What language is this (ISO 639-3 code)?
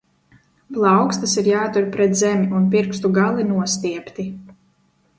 lav